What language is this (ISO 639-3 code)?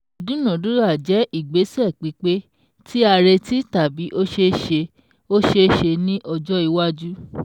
yor